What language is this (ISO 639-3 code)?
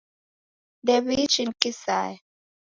dav